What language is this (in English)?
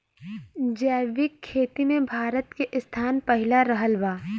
Bhojpuri